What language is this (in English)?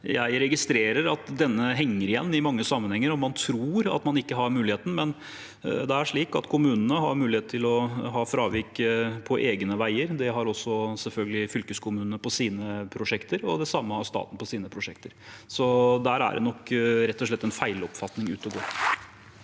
Norwegian